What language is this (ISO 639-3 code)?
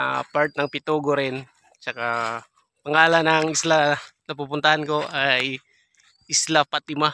fil